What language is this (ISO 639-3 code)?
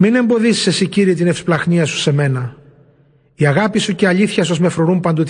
ell